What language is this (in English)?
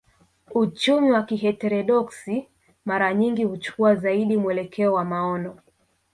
Swahili